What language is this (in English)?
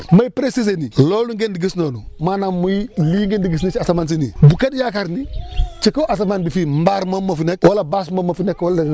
Wolof